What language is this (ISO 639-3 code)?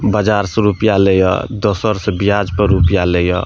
mai